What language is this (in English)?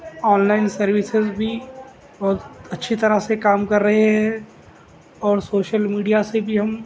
Urdu